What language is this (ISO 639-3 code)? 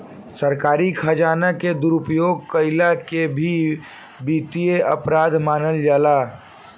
bho